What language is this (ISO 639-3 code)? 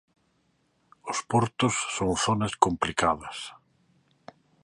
glg